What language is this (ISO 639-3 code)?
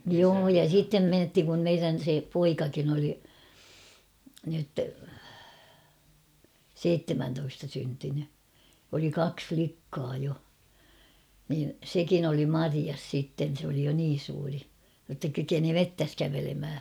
fin